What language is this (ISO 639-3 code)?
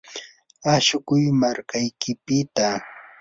qur